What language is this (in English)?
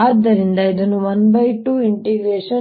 Kannada